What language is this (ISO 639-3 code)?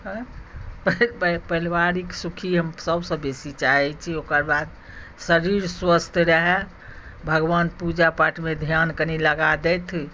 mai